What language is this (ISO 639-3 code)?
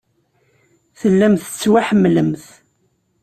kab